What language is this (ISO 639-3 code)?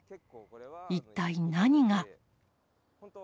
jpn